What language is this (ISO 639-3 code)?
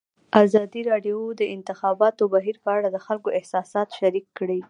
pus